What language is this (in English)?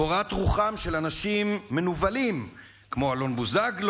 Hebrew